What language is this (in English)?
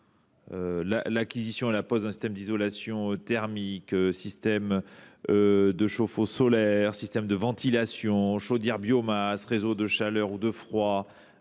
French